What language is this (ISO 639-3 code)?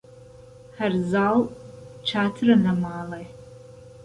ckb